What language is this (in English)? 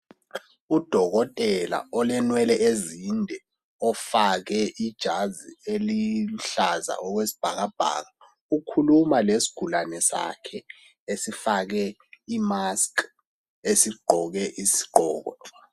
North Ndebele